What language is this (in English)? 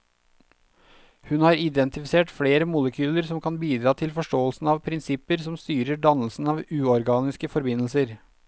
Norwegian